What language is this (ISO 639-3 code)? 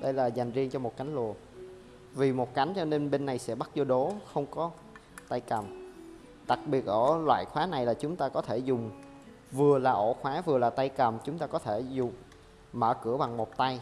vie